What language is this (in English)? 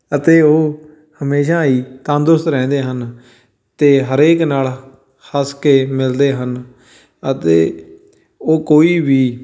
Punjabi